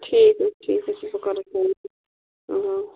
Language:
Kashmiri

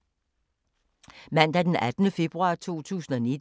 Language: Danish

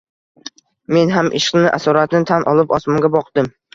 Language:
Uzbek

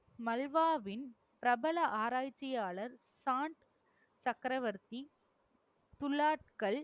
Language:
Tamil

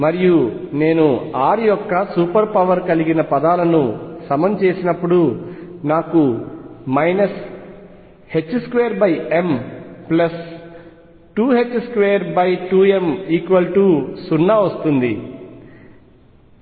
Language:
Telugu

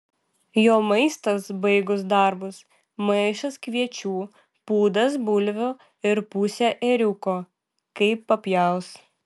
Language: Lithuanian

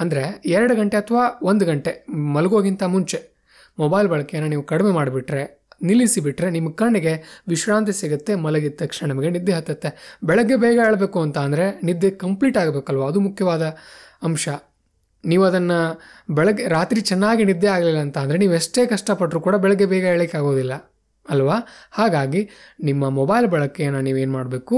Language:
Kannada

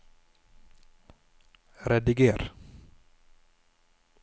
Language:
Norwegian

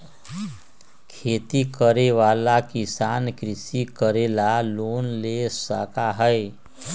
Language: Magahi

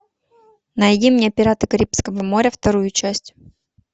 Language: Russian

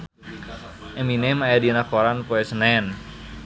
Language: Sundanese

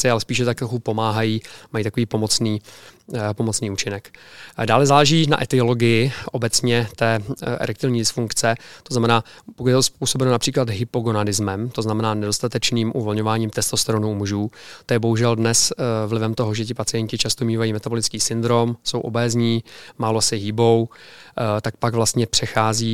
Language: Czech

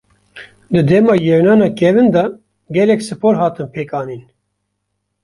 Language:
Kurdish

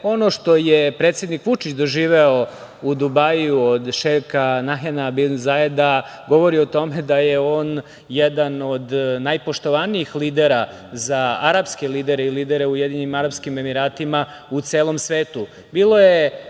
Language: Serbian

